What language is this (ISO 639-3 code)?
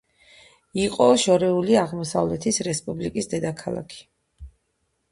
kat